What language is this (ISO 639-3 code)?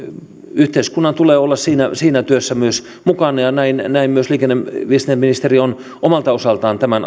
fin